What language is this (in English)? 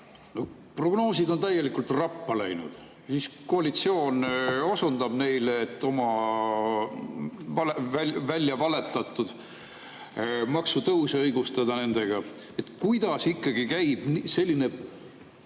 Estonian